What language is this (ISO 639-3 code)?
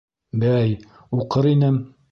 bak